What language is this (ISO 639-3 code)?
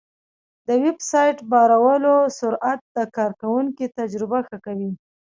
pus